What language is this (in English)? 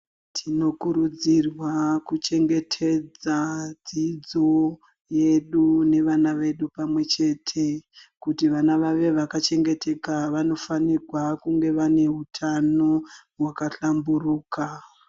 Ndau